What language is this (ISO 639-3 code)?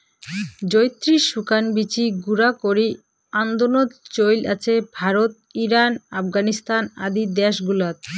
ben